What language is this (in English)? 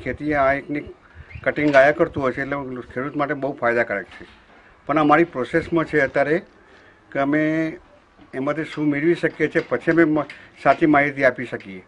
Gujarati